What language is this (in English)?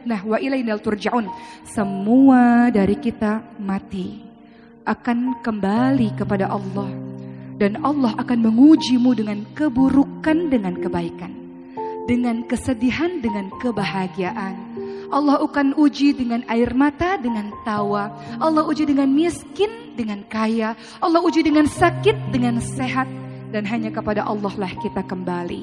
Indonesian